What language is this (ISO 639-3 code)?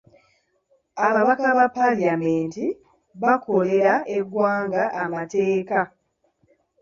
lug